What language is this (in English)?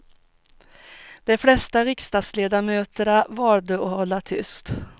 Swedish